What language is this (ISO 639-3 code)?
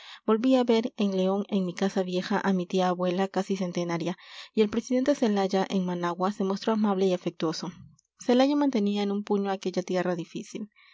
spa